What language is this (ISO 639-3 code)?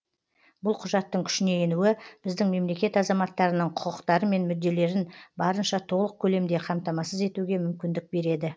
kaz